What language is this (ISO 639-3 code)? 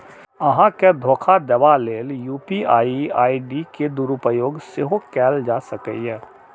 mai